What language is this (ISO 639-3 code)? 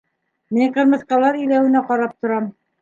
bak